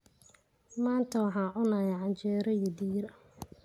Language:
Somali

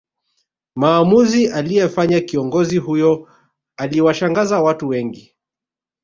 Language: Swahili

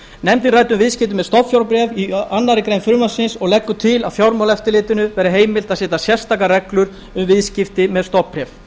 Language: Icelandic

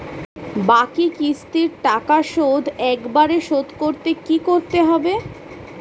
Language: Bangla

